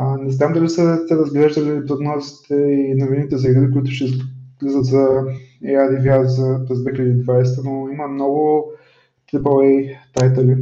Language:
Bulgarian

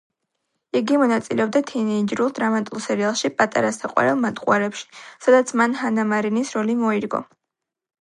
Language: Georgian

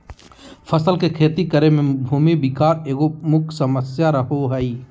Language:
Magahi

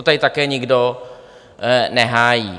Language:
Czech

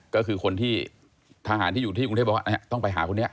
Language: Thai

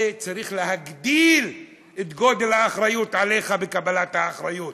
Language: Hebrew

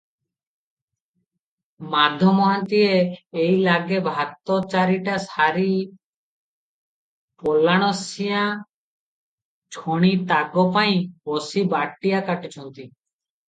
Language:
Odia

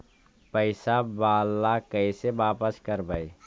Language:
Magahi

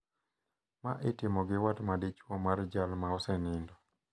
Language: Luo (Kenya and Tanzania)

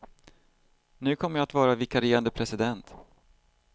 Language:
Swedish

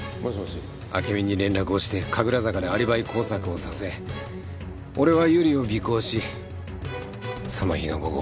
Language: Japanese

